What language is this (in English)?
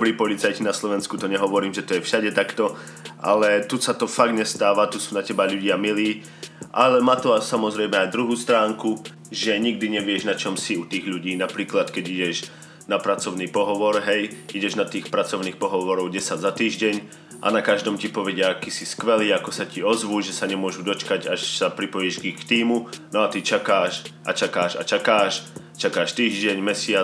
Slovak